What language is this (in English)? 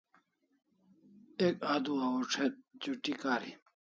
Kalasha